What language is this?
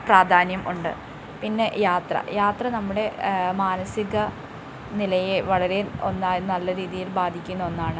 Malayalam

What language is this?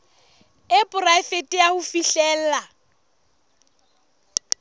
Southern Sotho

